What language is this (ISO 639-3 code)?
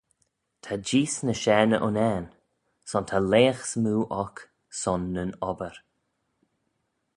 glv